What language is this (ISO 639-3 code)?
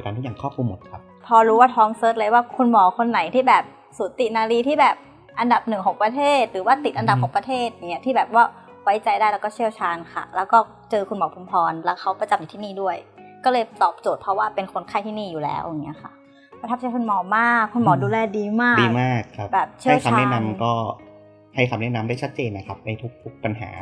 tha